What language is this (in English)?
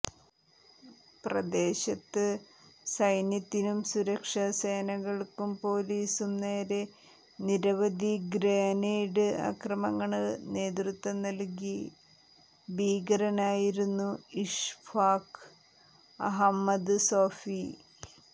Malayalam